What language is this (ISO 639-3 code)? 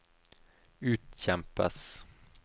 nor